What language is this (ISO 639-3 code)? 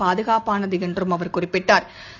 tam